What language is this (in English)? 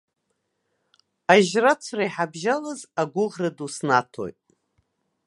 Abkhazian